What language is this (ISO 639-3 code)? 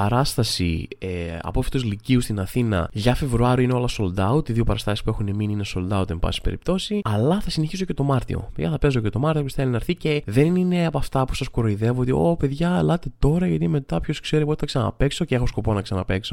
ell